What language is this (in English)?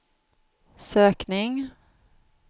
Swedish